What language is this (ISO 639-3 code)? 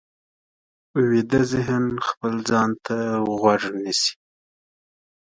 pus